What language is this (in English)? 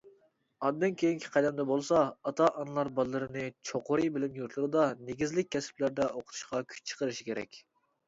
Uyghur